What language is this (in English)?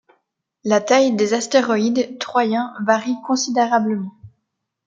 French